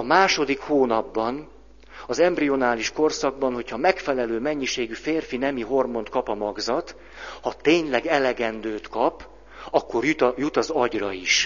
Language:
Hungarian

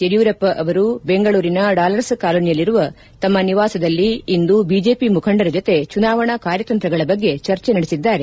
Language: Kannada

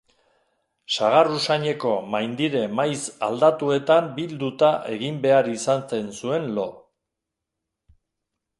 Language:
Basque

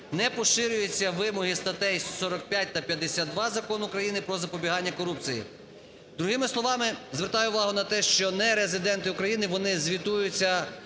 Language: Ukrainian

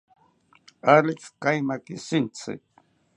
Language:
South Ucayali Ashéninka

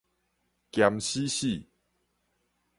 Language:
Min Nan Chinese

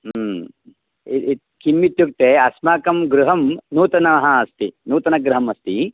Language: Sanskrit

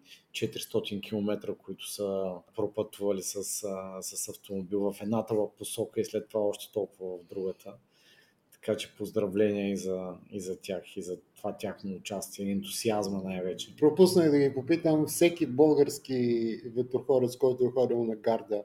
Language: Bulgarian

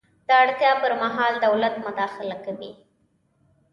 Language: Pashto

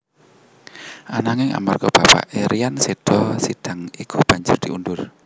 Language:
Javanese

